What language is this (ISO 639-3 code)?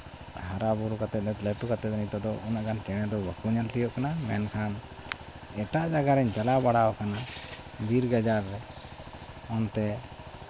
sat